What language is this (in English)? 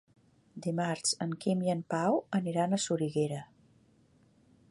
Catalan